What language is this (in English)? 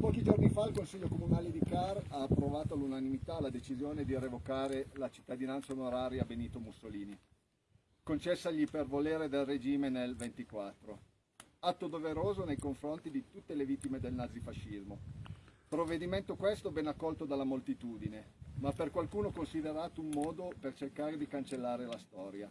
Italian